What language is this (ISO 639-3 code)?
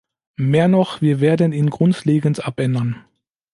deu